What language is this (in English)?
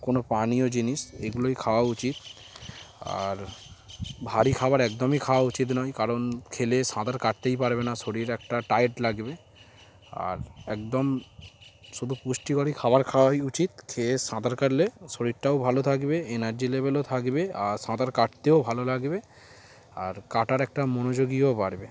Bangla